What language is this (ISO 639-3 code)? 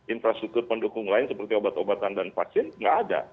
ind